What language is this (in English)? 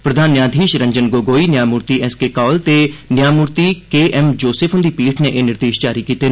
Dogri